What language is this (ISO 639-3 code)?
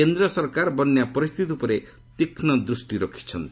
ori